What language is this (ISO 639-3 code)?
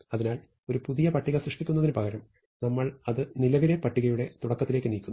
mal